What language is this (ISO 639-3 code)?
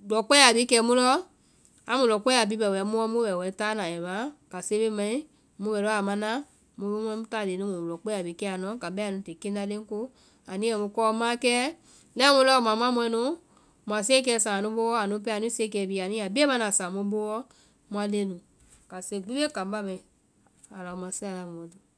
vai